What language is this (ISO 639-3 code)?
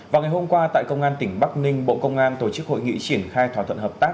vie